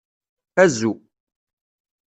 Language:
Kabyle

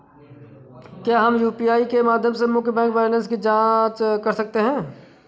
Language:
Hindi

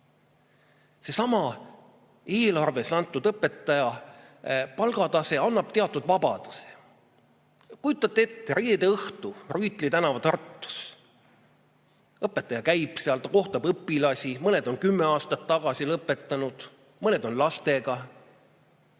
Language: Estonian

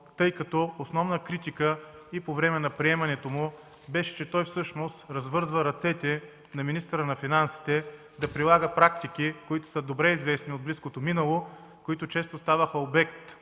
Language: Bulgarian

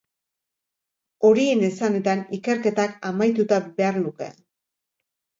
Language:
Basque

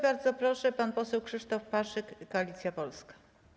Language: Polish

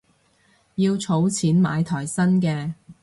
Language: Cantonese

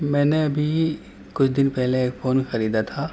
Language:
Urdu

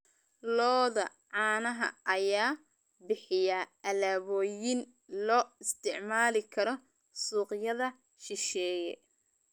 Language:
Somali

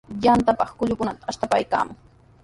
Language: Sihuas Ancash Quechua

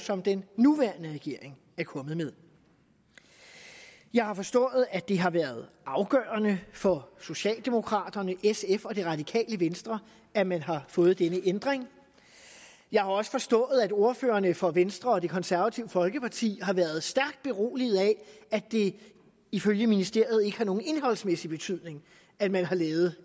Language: Danish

